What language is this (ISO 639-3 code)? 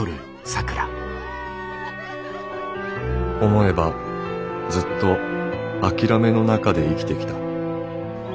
jpn